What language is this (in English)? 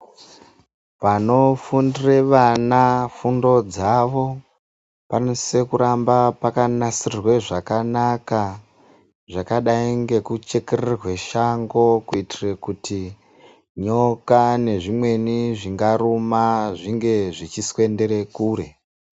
Ndau